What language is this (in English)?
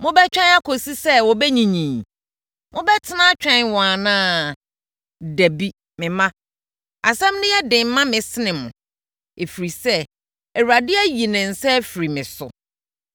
Akan